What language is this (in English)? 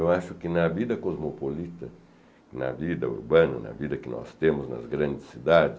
Portuguese